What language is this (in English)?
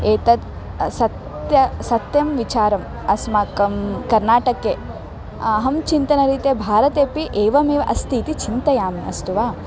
Sanskrit